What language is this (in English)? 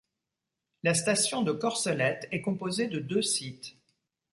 French